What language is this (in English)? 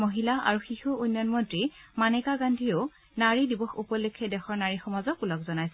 Assamese